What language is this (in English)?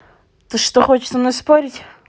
Russian